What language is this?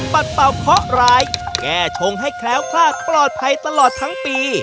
Thai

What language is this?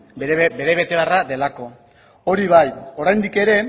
Basque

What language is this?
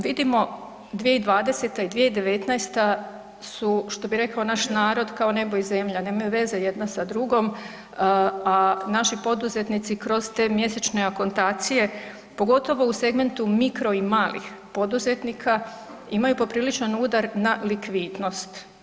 Croatian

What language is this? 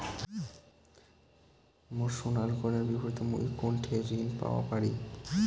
Bangla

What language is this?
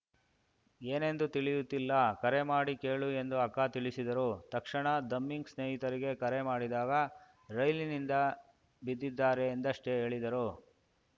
Kannada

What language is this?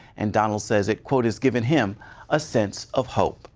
English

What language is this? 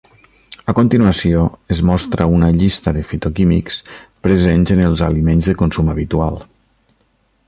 Catalan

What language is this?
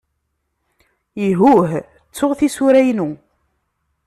Kabyle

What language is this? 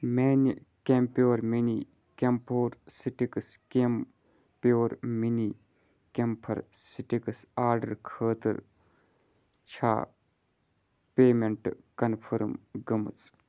Kashmiri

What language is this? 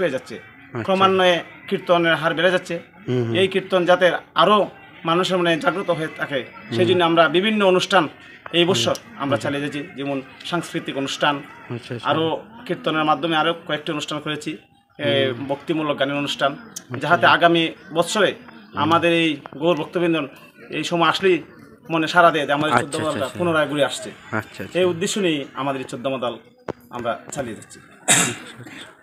Romanian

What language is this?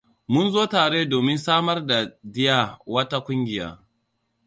Hausa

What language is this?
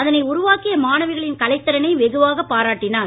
Tamil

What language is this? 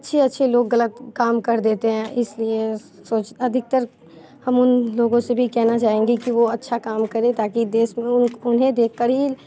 Hindi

